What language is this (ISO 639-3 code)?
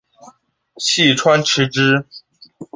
zho